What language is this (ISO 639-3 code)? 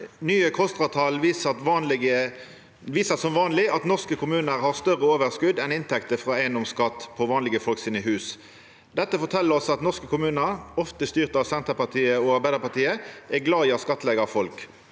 nor